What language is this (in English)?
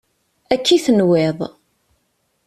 Kabyle